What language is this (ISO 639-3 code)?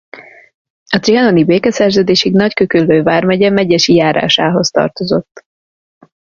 hun